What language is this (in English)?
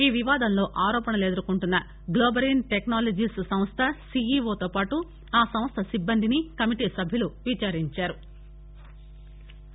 Telugu